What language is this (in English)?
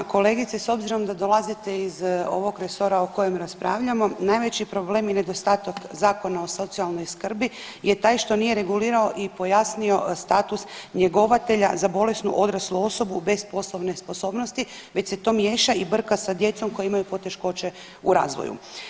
Croatian